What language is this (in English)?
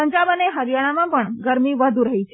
Gujarati